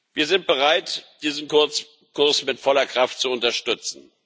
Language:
German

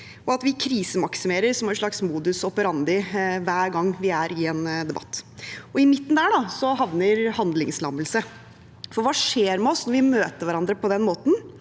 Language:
Norwegian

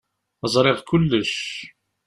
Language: Kabyle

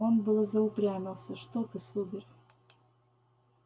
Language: Russian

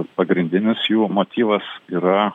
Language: Lithuanian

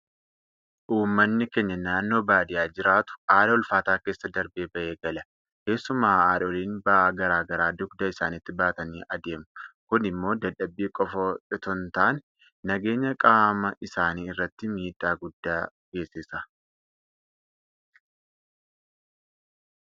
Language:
Oromo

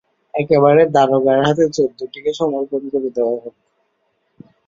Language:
Bangla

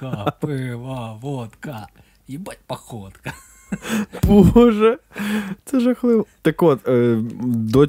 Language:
Ukrainian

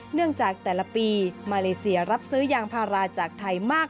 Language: Thai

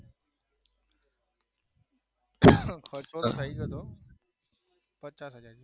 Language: Gujarati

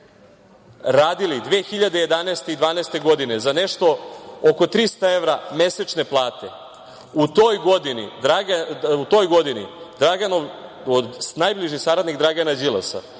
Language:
Serbian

